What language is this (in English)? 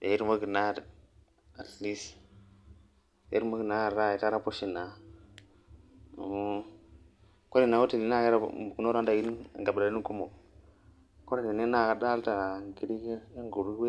Masai